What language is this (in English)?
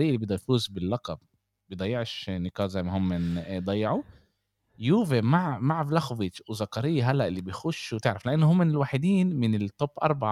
Arabic